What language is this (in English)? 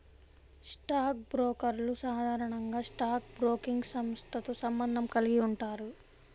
Telugu